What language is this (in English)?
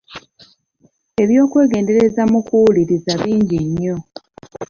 Ganda